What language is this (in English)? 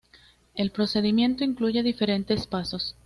Spanish